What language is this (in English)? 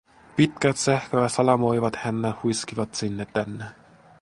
Finnish